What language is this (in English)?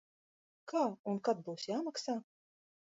Latvian